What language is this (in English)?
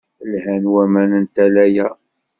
Kabyle